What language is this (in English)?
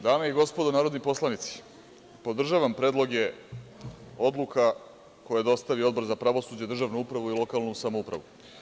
Serbian